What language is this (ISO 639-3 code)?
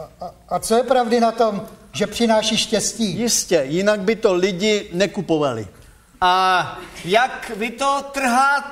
ces